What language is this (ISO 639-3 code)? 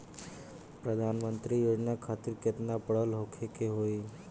bho